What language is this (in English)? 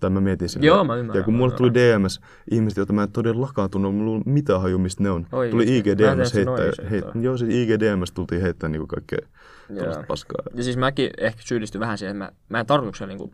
Finnish